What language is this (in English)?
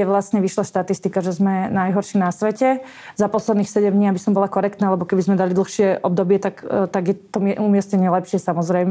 Slovak